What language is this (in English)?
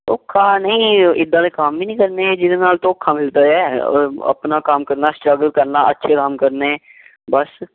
Punjabi